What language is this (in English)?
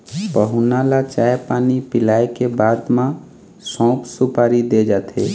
Chhattisgarhi